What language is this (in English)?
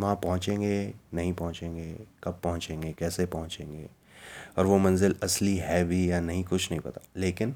Hindi